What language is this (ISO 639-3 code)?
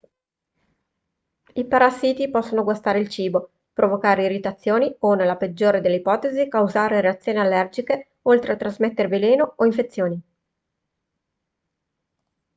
ita